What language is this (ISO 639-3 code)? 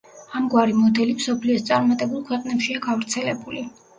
kat